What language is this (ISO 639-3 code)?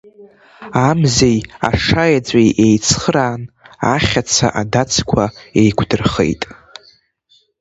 abk